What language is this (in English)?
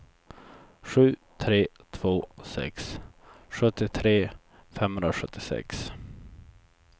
Swedish